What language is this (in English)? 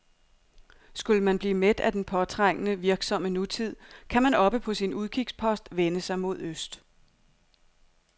Danish